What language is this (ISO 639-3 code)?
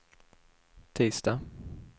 swe